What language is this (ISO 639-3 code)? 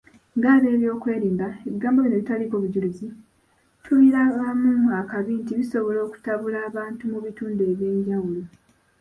lug